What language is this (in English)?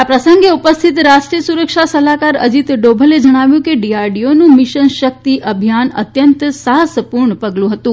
Gujarati